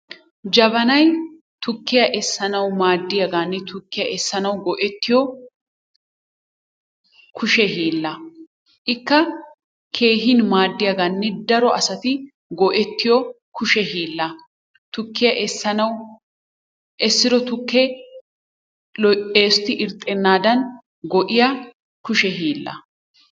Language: Wolaytta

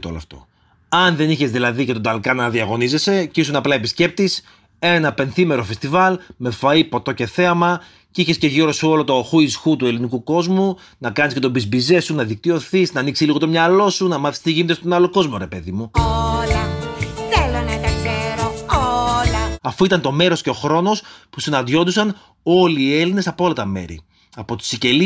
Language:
Greek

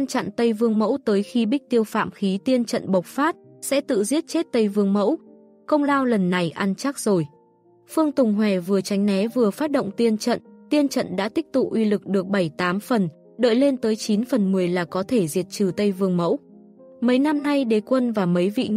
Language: Vietnamese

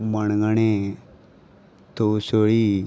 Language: Konkani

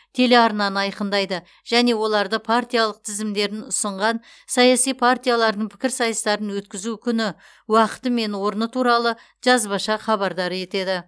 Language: Kazakh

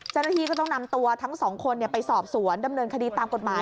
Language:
Thai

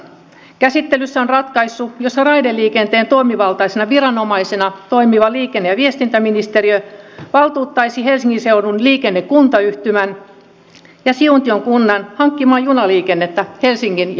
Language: Finnish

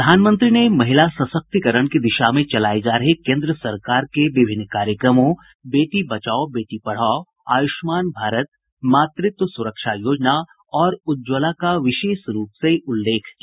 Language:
Hindi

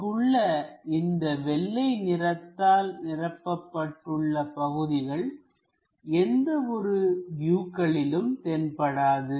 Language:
Tamil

